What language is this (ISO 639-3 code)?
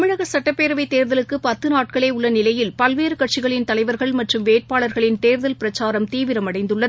tam